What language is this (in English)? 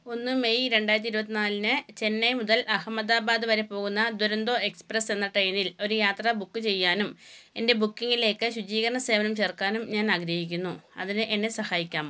Malayalam